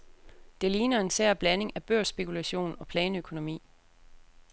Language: Danish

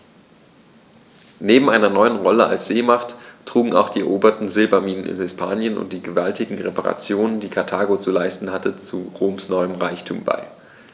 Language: German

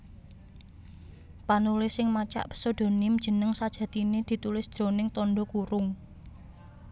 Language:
Javanese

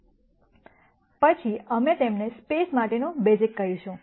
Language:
Gujarati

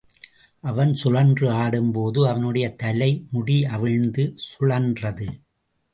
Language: Tamil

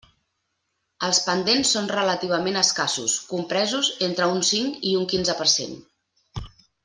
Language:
Catalan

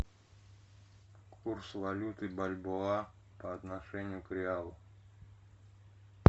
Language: Russian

